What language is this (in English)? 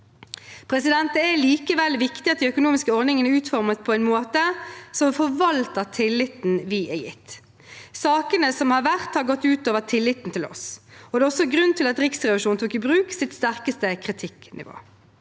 Norwegian